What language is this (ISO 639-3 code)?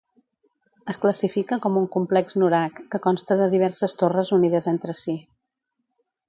cat